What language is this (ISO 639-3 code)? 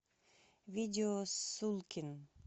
rus